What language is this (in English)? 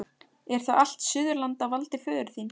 Icelandic